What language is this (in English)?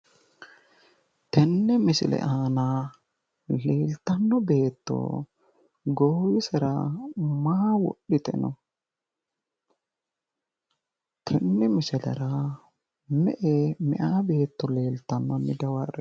Sidamo